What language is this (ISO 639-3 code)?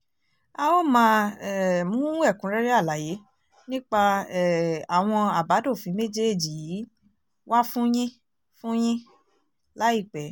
yor